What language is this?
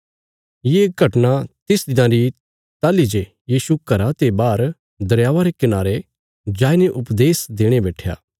Bilaspuri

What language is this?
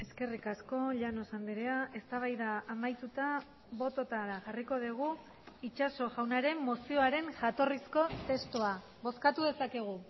Basque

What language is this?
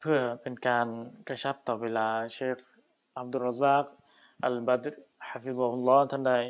Thai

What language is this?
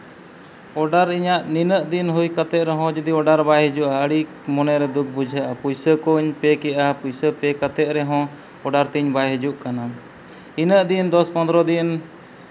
Santali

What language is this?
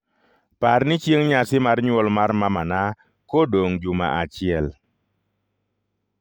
Luo (Kenya and Tanzania)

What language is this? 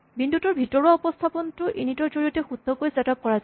Assamese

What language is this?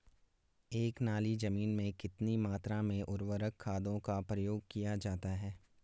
Hindi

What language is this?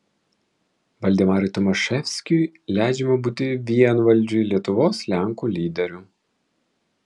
Lithuanian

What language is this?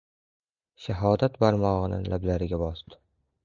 Uzbek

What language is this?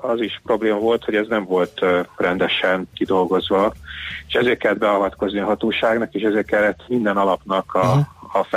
Hungarian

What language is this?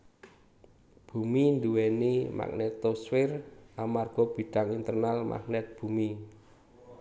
Javanese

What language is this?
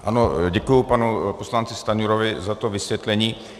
Czech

